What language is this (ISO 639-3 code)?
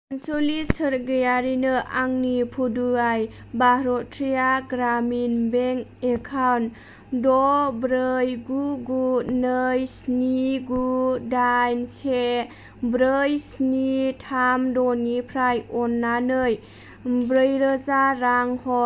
brx